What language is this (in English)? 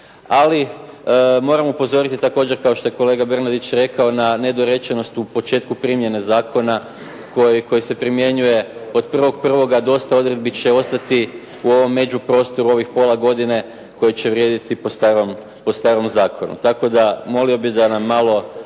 Croatian